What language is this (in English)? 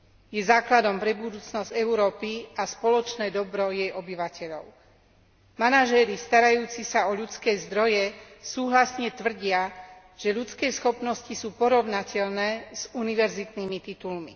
Slovak